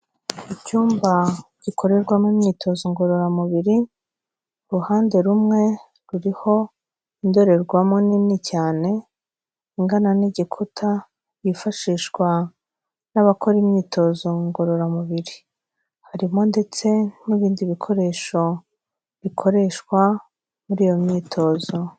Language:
Kinyarwanda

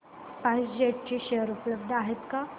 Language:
Marathi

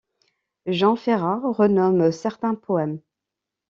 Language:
French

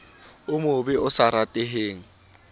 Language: Southern Sotho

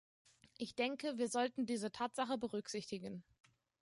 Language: German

